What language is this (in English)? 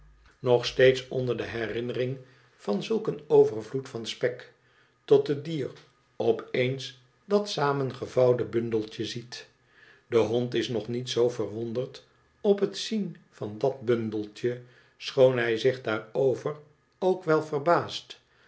Dutch